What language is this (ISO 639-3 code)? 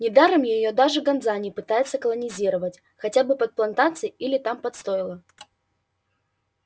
rus